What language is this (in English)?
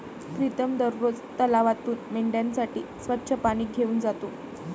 Marathi